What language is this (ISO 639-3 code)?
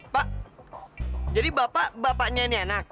ind